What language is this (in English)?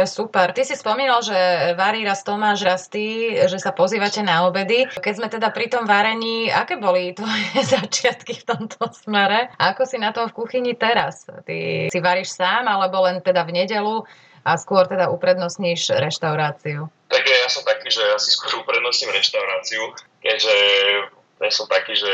Slovak